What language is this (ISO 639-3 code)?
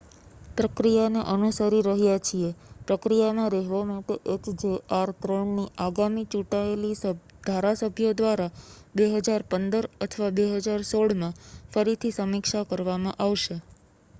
guj